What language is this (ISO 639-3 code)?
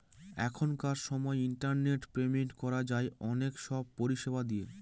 ben